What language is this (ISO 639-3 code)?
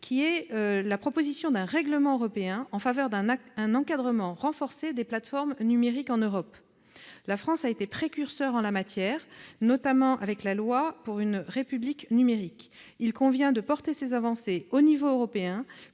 fra